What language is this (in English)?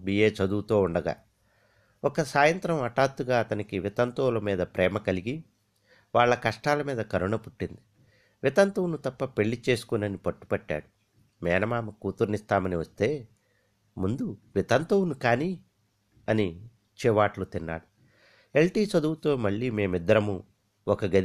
Telugu